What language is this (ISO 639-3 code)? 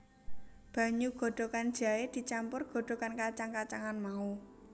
jav